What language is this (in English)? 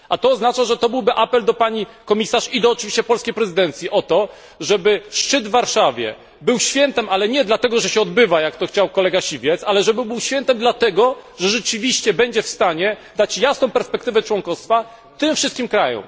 Polish